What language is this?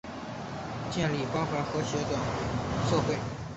Chinese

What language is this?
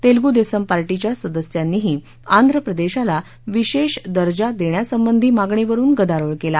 Marathi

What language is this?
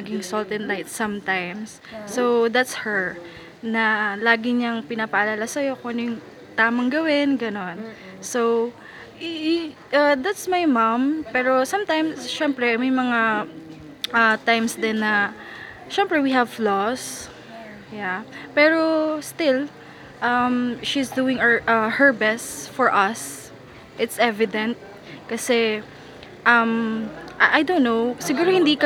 Filipino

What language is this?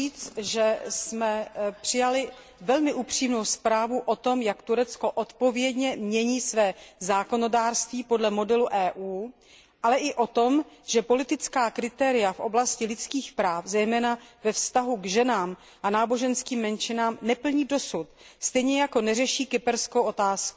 Czech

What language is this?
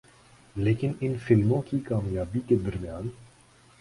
Urdu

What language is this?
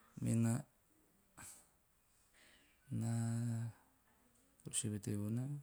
Teop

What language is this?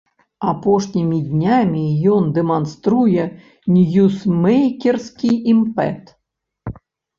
Belarusian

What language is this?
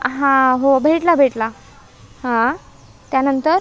Marathi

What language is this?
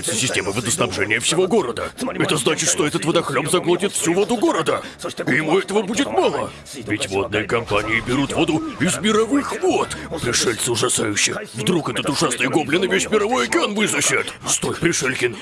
Russian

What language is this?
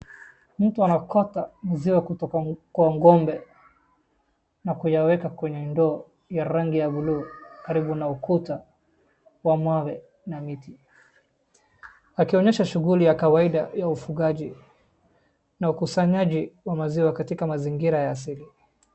Swahili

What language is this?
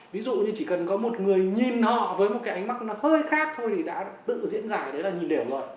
Vietnamese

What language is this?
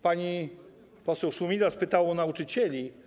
Polish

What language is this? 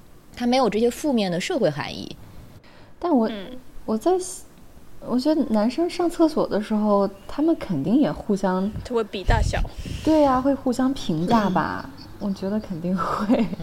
Chinese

